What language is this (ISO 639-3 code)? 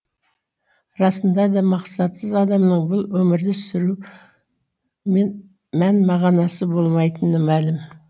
kaz